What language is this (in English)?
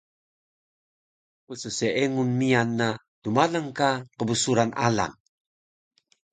Taroko